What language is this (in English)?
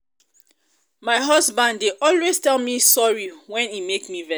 Nigerian Pidgin